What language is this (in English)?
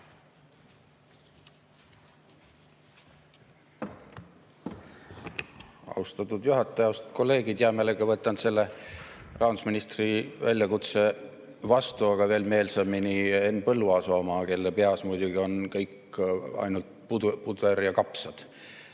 Estonian